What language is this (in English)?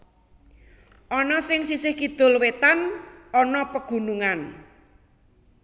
Javanese